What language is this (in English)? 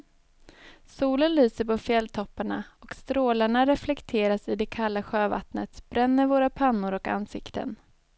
Swedish